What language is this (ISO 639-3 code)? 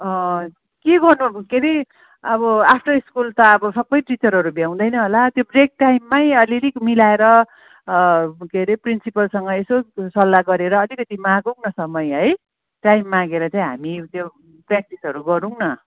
nep